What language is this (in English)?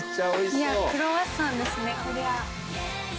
Japanese